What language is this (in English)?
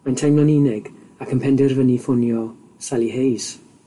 Welsh